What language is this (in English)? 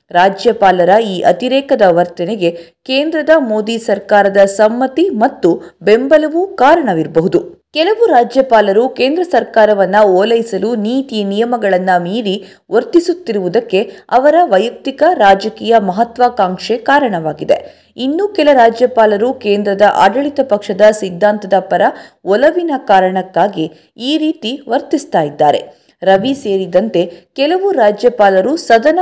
Kannada